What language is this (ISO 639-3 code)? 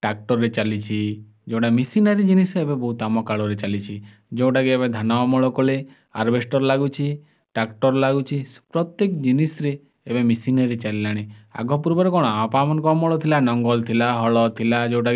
ori